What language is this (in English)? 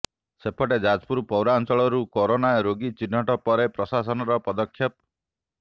Odia